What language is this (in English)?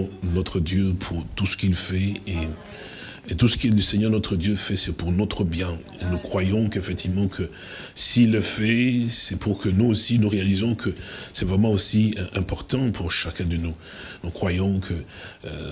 French